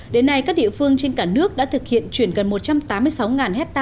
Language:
Vietnamese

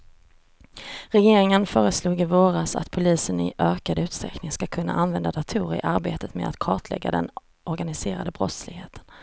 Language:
Swedish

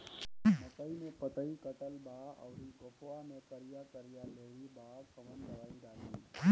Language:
Bhojpuri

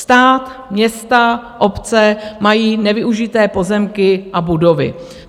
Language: Czech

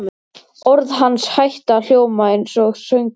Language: Icelandic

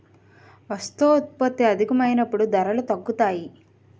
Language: Telugu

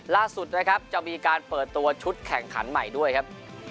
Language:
Thai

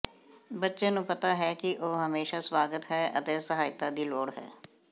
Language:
Punjabi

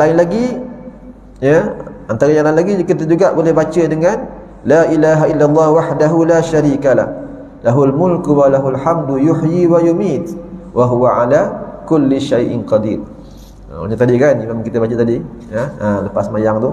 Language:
Malay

